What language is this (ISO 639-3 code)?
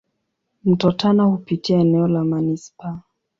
swa